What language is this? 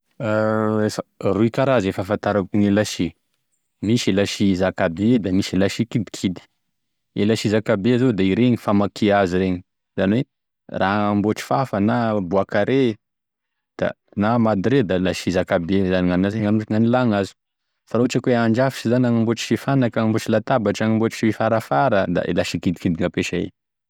Tesaka Malagasy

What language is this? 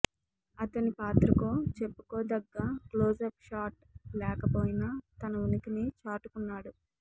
Telugu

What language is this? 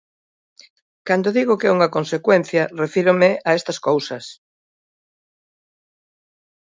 Galician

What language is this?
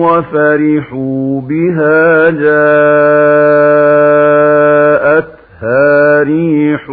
Arabic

